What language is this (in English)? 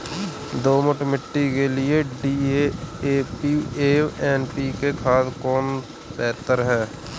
Hindi